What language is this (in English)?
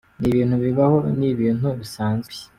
Kinyarwanda